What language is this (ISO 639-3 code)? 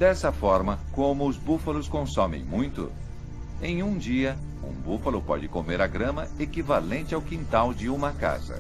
por